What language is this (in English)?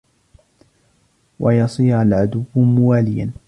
Arabic